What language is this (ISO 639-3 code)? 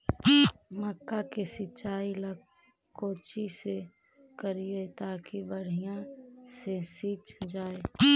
mag